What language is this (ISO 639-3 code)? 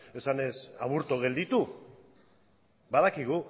eus